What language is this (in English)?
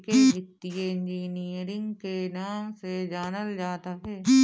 Bhojpuri